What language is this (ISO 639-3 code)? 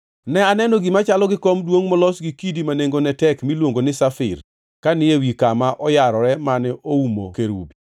luo